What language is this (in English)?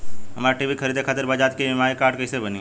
Bhojpuri